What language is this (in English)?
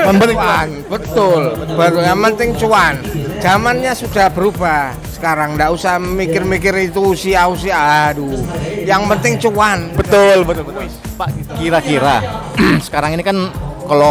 Indonesian